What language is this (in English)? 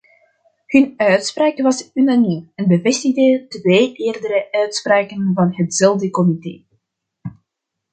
Dutch